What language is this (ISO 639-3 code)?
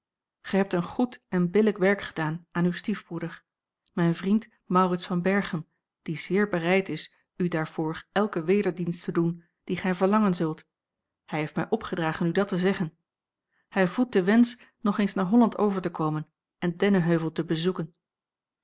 nld